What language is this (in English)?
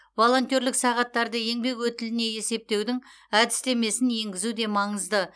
Kazakh